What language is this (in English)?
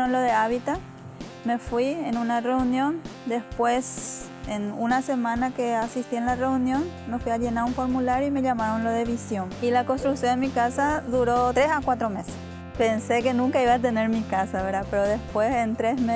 Spanish